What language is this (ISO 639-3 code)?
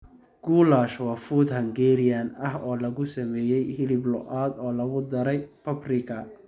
som